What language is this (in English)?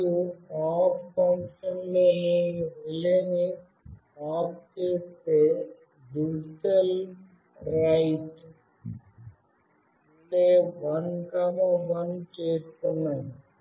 Telugu